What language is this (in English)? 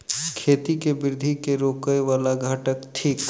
Maithili